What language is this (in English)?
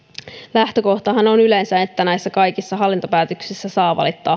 Finnish